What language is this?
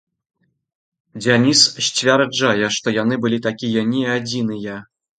Belarusian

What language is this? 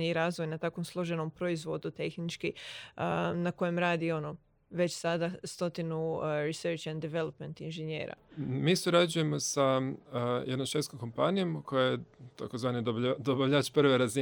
Croatian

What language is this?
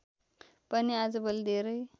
Nepali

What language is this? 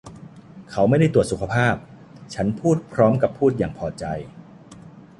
Thai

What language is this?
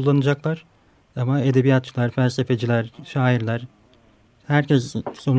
Turkish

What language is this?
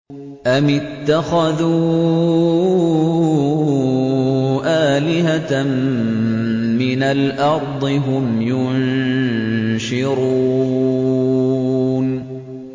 Arabic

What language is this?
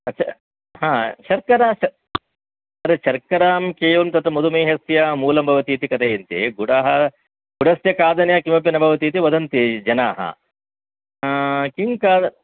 Sanskrit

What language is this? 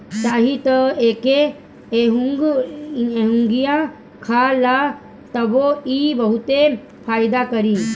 Bhojpuri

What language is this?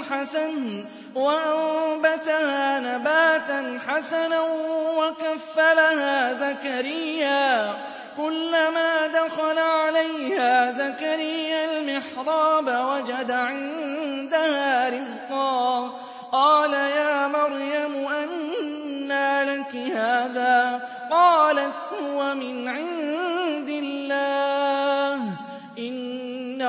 Arabic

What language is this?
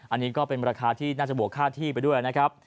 Thai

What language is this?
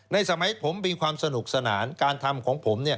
Thai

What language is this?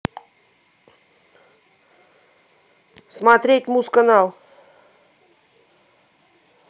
Russian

